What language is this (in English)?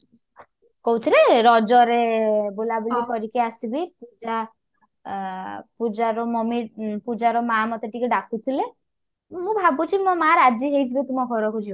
Odia